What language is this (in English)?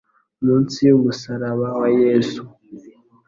Kinyarwanda